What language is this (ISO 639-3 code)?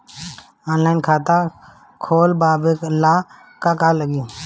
bho